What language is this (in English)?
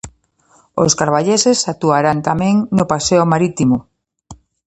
Galician